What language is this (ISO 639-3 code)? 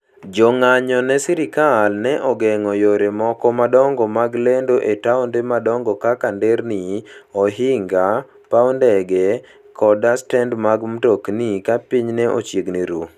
luo